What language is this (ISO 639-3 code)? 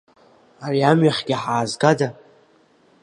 abk